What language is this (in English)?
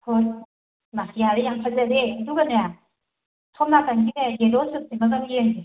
Manipuri